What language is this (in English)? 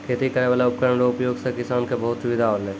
Maithili